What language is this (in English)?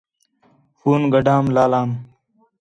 Khetrani